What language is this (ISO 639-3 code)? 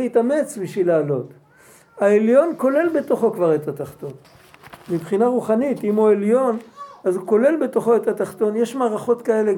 heb